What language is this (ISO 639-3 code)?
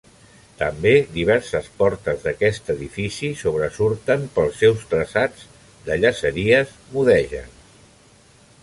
cat